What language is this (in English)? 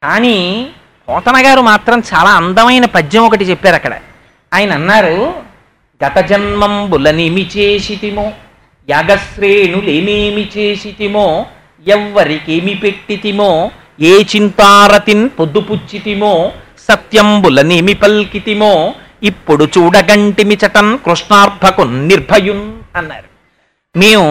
Telugu